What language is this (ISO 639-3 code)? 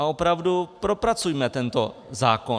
ces